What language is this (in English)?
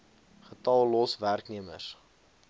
Afrikaans